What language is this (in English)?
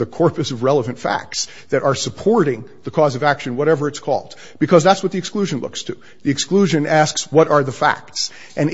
English